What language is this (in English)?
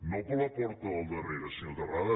Catalan